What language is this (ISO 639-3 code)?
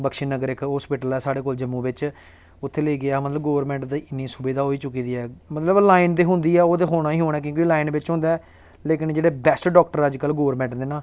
doi